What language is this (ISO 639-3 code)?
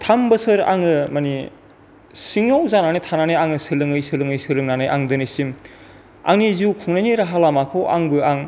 brx